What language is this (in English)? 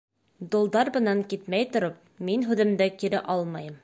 Bashkir